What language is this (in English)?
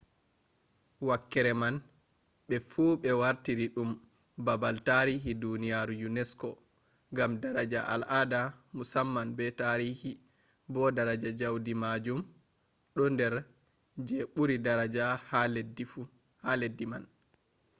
Fula